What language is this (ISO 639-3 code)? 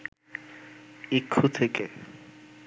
ben